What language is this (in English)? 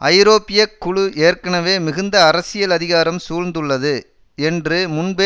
Tamil